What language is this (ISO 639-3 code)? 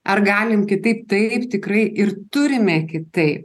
lit